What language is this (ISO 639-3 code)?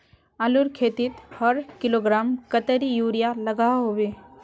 mag